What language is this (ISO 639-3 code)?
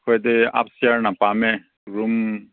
mni